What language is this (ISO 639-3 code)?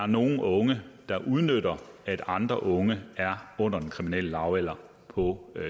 dan